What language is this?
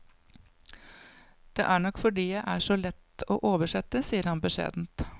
Norwegian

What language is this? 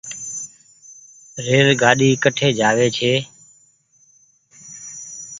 Goaria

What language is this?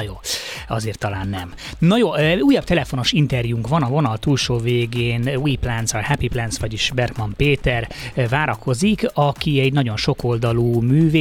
Hungarian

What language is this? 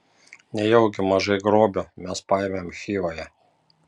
Lithuanian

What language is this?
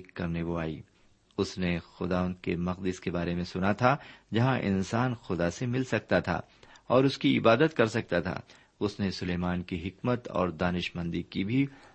Urdu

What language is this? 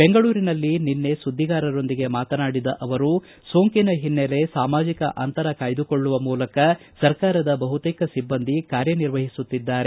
Kannada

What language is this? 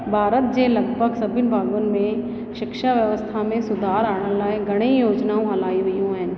Sindhi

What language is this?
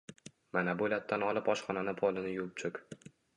Uzbek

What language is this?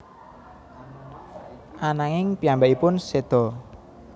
Javanese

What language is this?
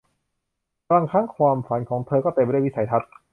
Thai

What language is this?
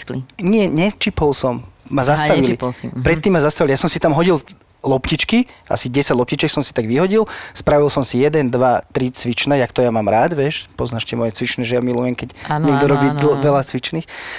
Slovak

